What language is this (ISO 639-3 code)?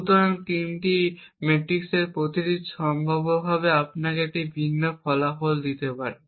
ben